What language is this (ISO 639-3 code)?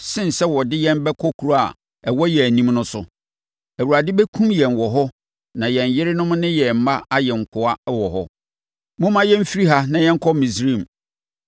aka